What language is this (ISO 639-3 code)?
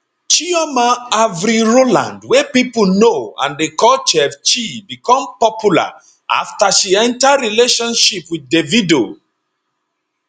pcm